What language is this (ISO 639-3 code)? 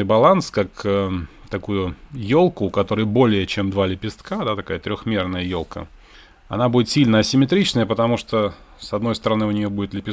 rus